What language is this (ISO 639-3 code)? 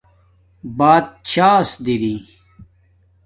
dmk